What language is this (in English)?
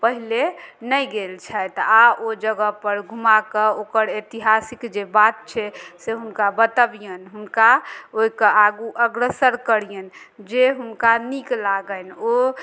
Maithili